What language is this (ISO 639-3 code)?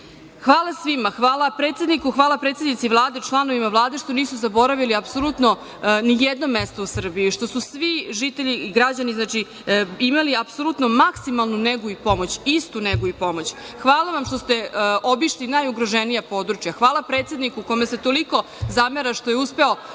srp